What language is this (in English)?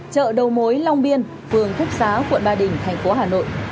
Vietnamese